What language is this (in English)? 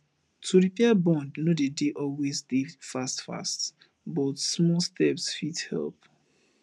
Nigerian Pidgin